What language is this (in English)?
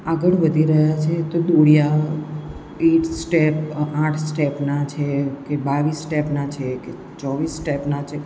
Gujarati